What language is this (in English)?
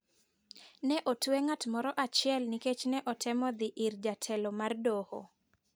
Luo (Kenya and Tanzania)